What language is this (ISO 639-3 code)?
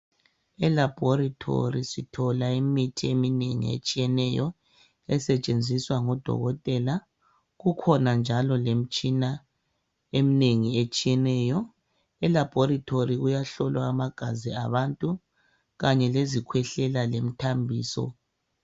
nde